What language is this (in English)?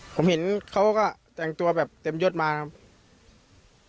Thai